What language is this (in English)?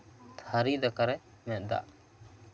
Santali